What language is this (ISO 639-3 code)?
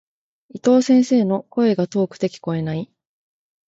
jpn